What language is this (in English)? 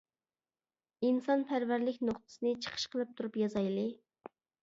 Uyghur